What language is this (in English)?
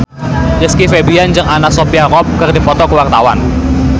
Sundanese